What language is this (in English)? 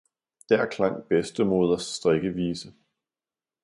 Danish